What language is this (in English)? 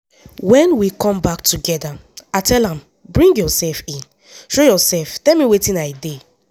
Nigerian Pidgin